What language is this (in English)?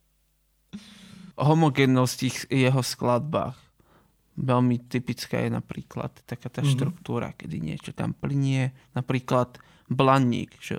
Slovak